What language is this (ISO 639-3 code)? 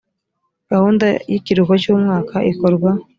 kin